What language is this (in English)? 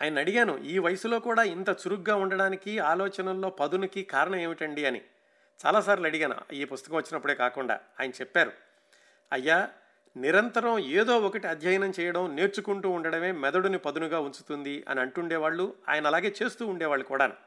Telugu